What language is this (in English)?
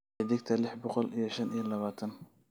Somali